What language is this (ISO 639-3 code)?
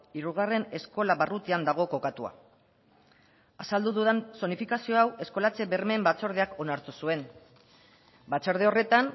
eus